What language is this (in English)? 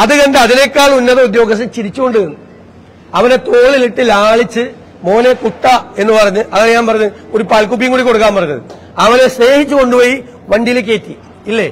Malayalam